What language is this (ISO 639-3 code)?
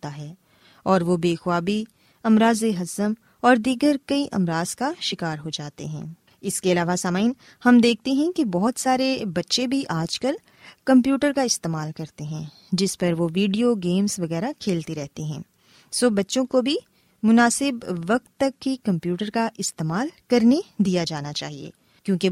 urd